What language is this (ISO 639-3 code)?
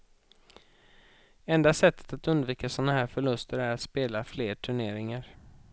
swe